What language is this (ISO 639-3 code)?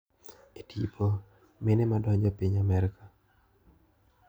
luo